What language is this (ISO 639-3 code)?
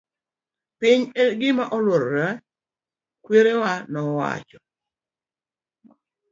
luo